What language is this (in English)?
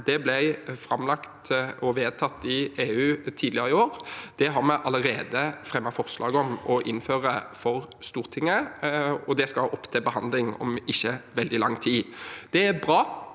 Norwegian